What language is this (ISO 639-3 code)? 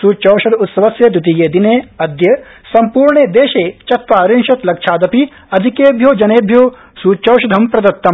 san